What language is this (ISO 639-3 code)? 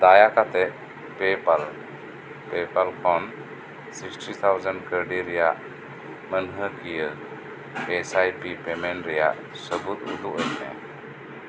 sat